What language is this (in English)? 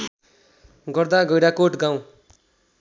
Nepali